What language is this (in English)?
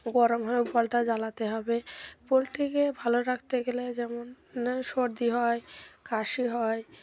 Bangla